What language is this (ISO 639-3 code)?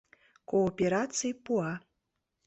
chm